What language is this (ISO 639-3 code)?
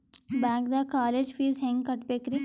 kan